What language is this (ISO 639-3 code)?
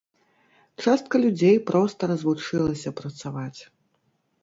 bel